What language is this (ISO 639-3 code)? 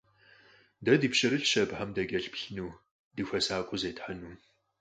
kbd